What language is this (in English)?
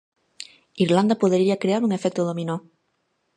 Galician